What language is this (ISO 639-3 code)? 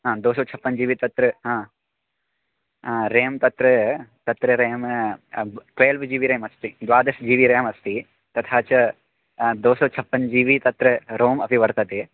san